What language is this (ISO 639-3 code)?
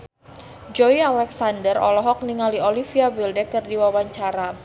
sun